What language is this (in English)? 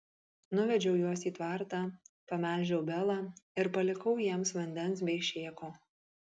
Lithuanian